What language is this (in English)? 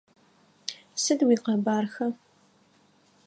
Adyghe